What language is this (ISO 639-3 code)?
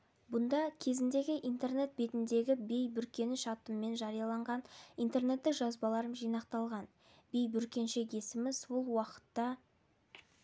kaz